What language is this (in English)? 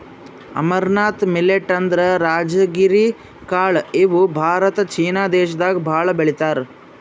Kannada